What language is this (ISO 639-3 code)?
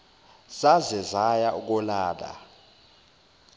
zul